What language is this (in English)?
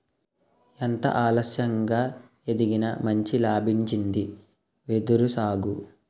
Telugu